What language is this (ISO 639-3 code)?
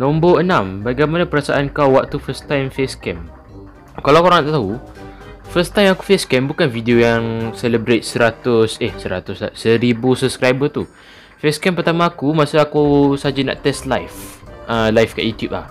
msa